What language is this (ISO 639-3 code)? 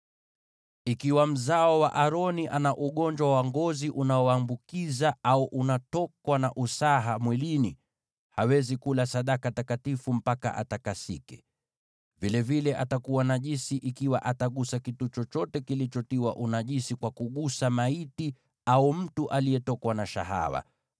swa